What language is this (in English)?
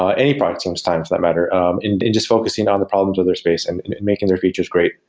English